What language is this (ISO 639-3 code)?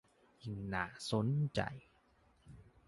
tha